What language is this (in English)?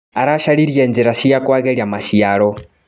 Kikuyu